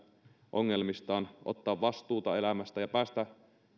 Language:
Finnish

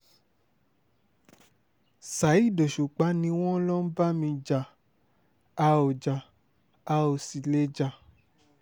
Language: Yoruba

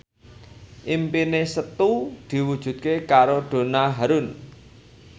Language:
Javanese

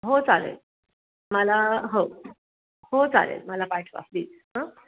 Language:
Marathi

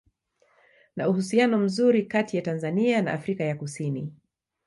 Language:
Swahili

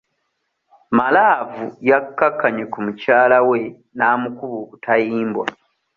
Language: Ganda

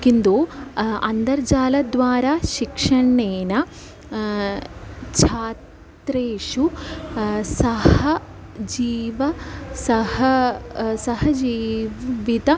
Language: Sanskrit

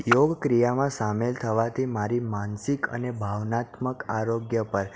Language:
Gujarati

